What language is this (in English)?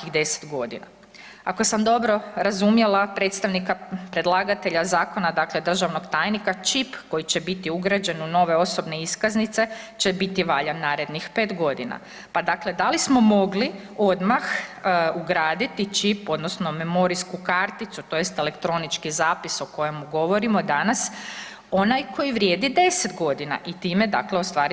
Croatian